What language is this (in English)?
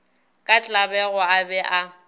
Northern Sotho